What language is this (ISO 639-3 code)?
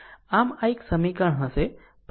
guj